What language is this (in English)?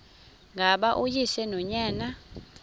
Xhosa